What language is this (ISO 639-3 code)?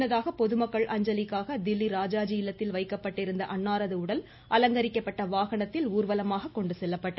tam